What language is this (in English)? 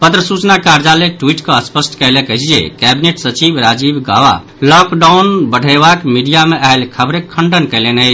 Maithili